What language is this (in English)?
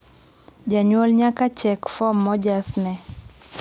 Luo (Kenya and Tanzania)